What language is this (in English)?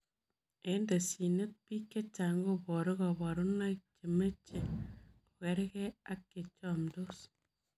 Kalenjin